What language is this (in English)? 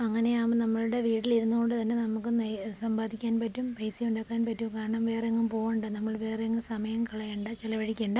Malayalam